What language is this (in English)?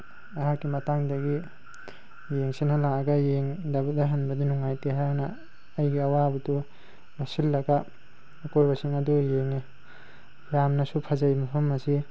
Manipuri